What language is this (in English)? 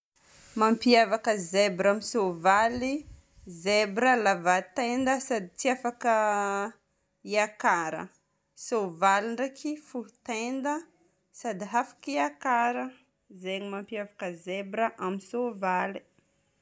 Northern Betsimisaraka Malagasy